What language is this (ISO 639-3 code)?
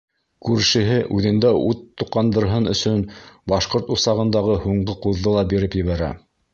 bak